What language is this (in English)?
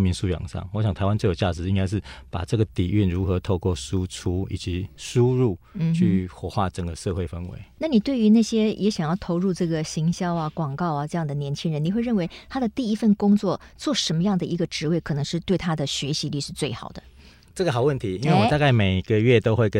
Chinese